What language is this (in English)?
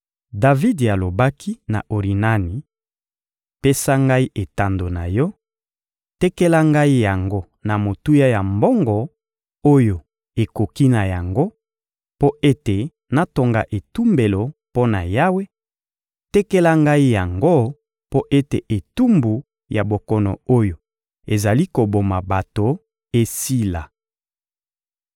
Lingala